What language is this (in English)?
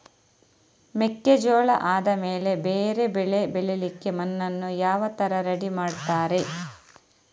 Kannada